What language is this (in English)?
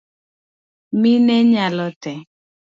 Luo (Kenya and Tanzania)